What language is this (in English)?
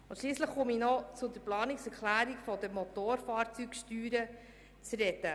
Swiss German